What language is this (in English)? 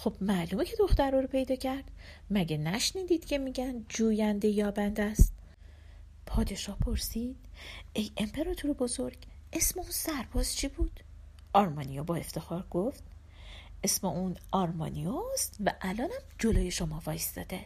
Persian